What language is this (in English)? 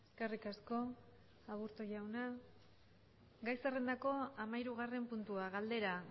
Basque